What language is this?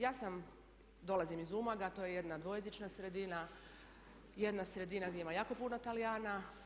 Croatian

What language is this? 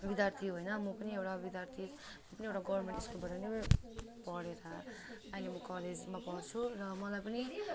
Nepali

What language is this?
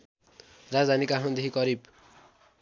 Nepali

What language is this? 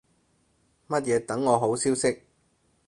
Cantonese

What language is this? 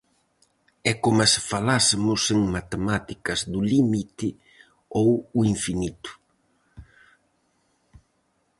Galician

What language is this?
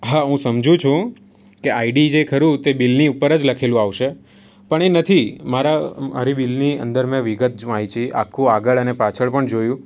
Gujarati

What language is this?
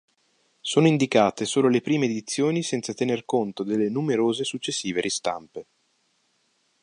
Italian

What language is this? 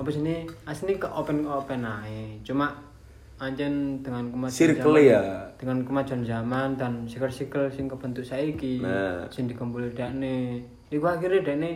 Indonesian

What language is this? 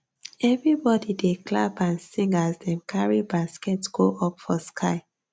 Nigerian Pidgin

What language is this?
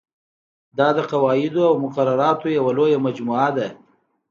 Pashto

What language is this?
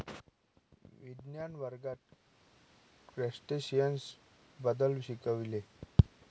Marathi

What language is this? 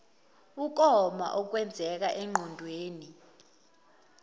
Zulu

